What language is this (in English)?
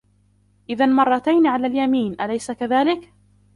Arabic